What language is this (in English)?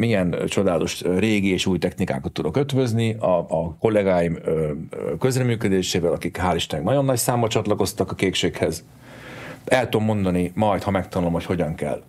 Hungarian